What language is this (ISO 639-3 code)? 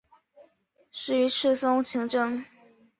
zho